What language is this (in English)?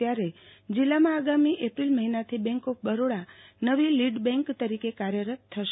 Gujarati